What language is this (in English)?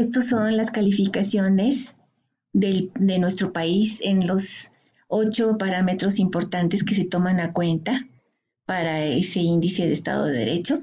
Spanish